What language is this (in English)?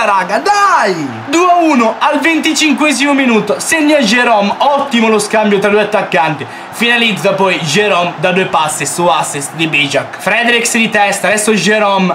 Italian